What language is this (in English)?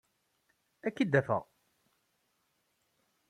Kabyle